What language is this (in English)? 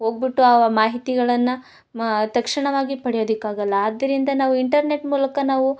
Kannada